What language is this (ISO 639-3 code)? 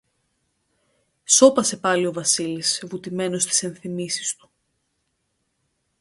ell